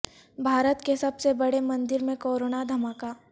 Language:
Urdu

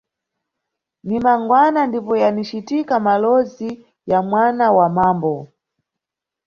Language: Nyungwe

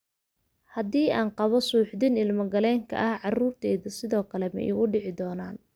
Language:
Somali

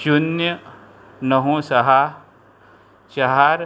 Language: Konkani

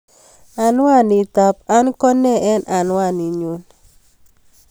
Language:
Kalenjin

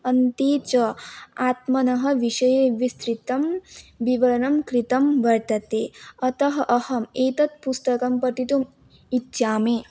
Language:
Sanskrit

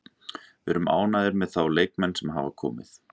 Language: Icelandic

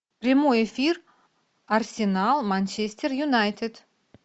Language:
Russian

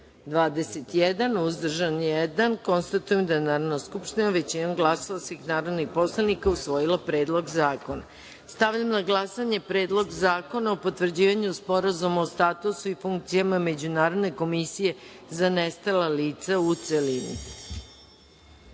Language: Serbian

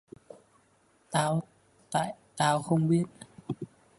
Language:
Vietnamese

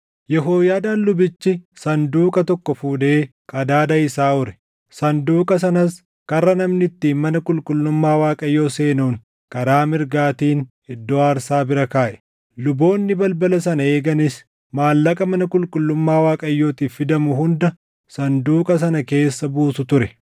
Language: Oromo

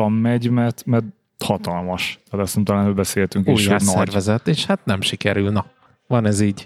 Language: Hungarian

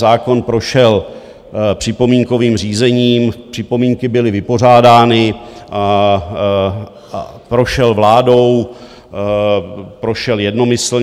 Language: Czech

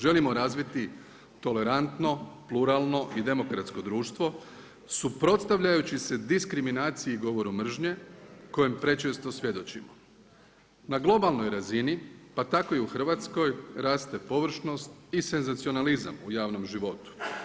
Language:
Croatian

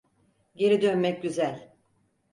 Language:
Turkish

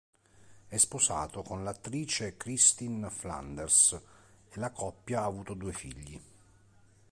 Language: Italian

